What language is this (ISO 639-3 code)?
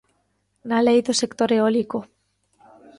glg